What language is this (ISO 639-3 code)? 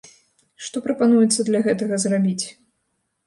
bel